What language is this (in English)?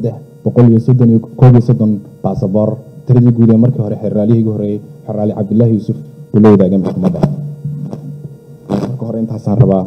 Arabic